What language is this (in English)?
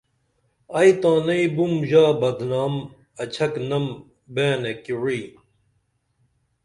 Dameli